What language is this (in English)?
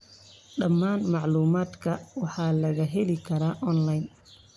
Somali